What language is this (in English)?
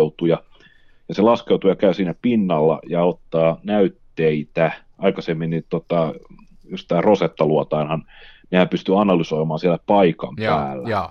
Finnish